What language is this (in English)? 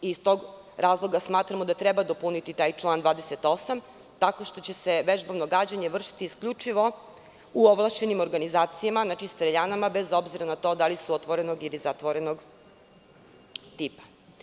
Serbian